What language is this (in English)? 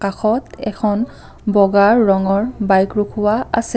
Assamese